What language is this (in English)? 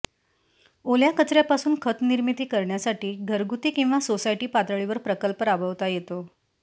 Marathi